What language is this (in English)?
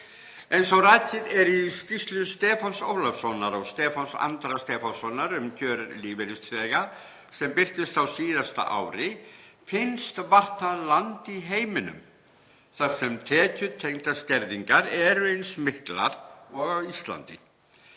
Icelandic